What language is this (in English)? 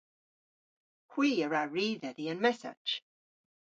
Cornish